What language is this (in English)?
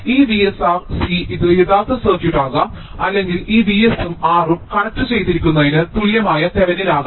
Malayalam